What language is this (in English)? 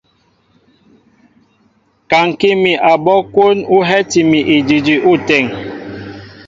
Mbo (Cameroon)